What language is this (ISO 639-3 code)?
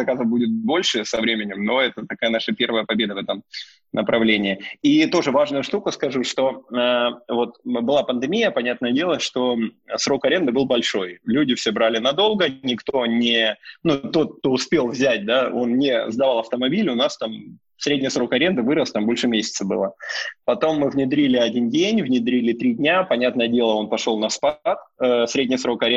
rus